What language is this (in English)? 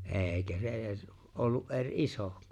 Finnish